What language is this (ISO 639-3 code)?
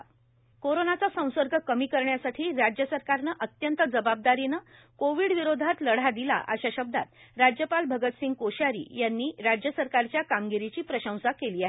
mar